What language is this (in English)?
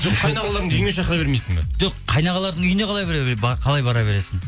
Kazakh